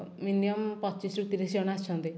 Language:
Odia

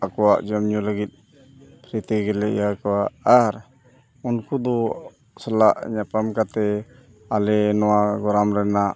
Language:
Santali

